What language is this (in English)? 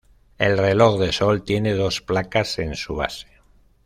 Spanish